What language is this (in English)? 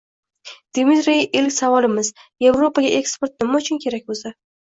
Uzbek